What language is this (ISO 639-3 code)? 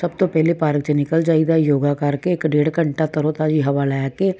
pan